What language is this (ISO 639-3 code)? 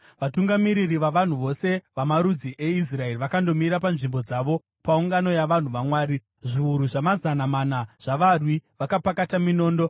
sna